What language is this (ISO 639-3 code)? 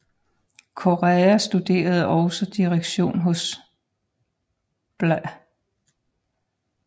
dan